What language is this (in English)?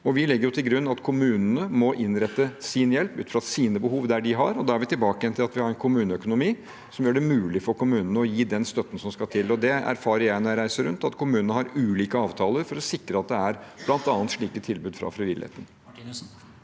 Norwegian